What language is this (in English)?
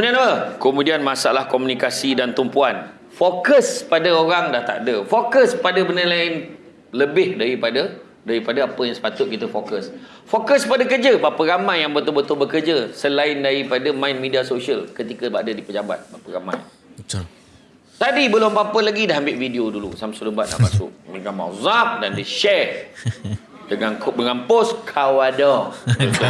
Malay